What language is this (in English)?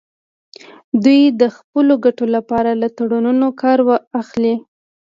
Pashto